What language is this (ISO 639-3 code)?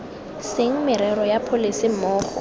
tsn